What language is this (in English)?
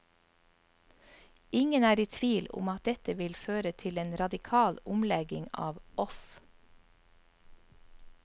Norwegian